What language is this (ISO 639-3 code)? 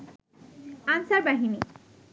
ben